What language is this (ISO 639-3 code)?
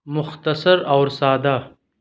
urd